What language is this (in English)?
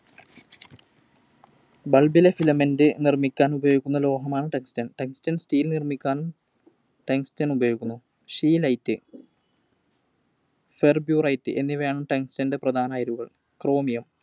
Malayalam